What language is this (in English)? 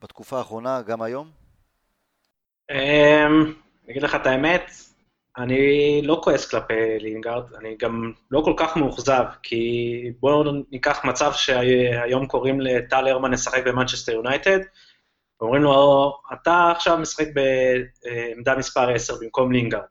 Hebrew